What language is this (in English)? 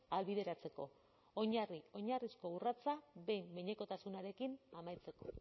Basque